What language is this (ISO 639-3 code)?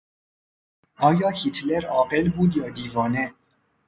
fas